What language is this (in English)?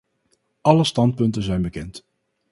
Dutch